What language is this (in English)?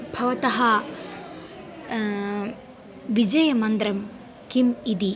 Sanskrit